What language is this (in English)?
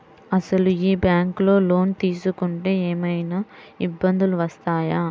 Telugu